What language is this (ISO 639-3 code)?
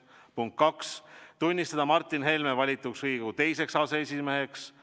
est